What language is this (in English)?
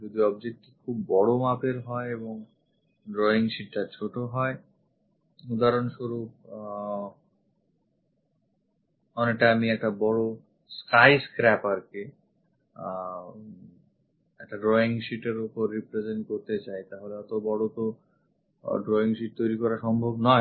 Bangla